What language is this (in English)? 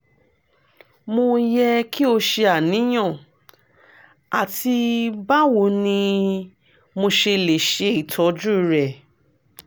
Yoruba